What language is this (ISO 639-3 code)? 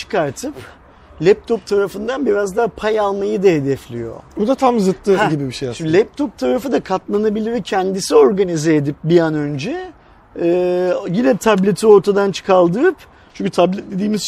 tur